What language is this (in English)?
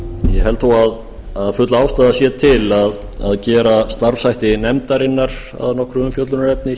Icelandic